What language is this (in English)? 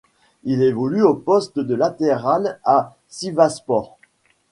French